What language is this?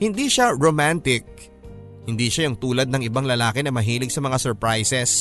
Filipino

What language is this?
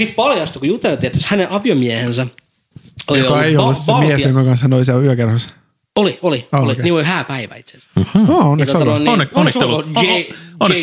Finnish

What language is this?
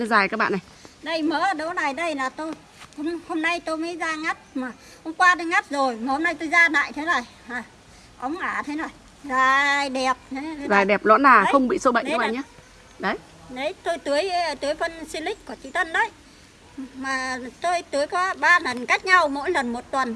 Vietnamese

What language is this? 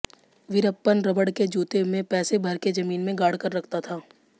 Hindi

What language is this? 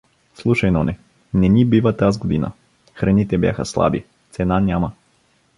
Bulgarian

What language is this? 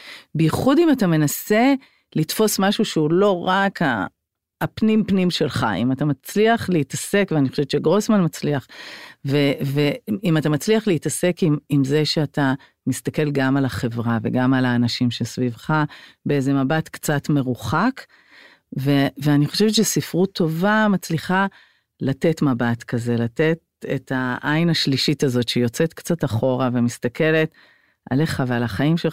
Hebrew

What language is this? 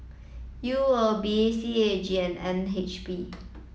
English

